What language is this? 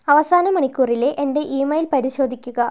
Malayalam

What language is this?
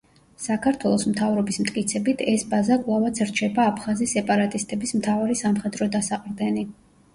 Georgian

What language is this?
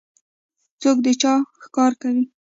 Pashto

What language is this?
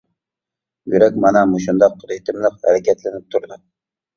Uyghur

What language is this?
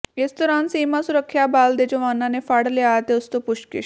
Punjabi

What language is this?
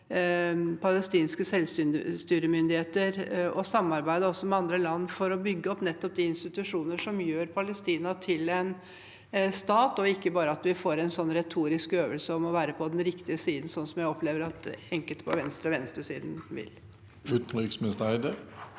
Norwegian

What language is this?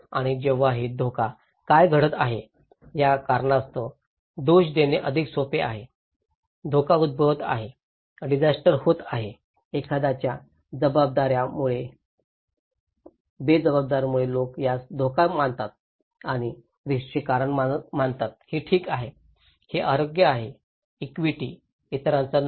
Marathi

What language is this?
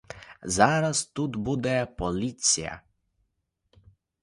Ukrainian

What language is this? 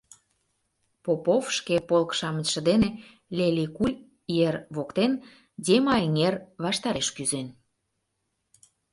Mari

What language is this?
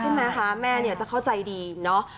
Thai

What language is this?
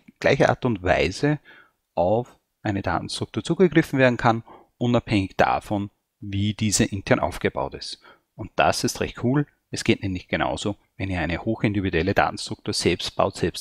German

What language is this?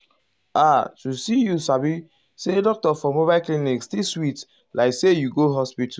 Nigerian Pidgin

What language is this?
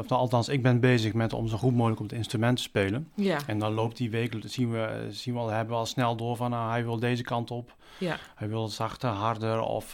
Dutch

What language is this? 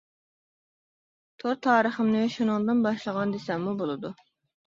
Uyghur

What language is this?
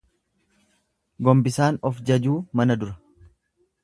Oromo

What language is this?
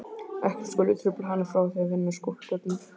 Icelandic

